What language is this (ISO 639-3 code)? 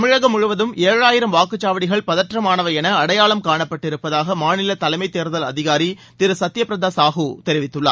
tam